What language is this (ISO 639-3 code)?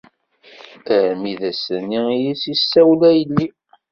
kab